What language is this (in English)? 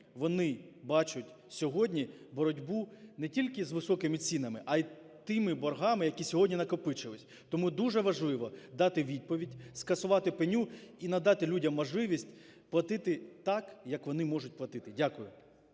Ukrainian